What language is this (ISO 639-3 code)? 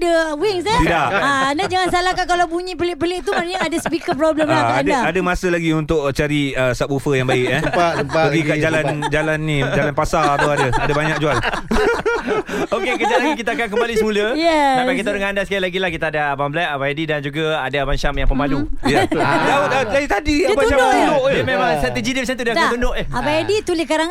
msa